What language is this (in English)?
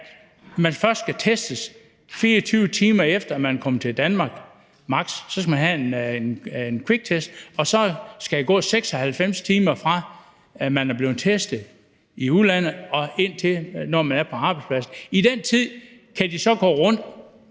Danish